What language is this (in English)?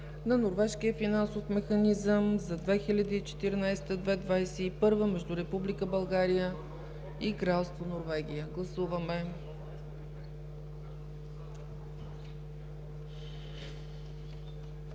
Bulgarian